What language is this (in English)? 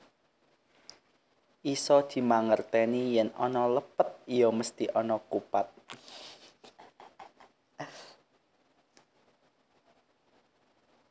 Javanese